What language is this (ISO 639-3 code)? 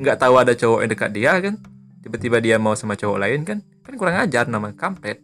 ind